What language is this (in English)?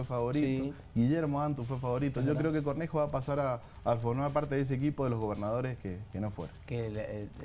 Spanish